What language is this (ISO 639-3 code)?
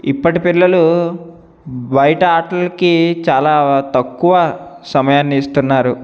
tel